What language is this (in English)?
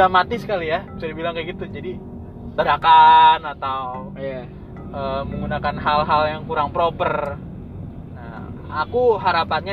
Indonesian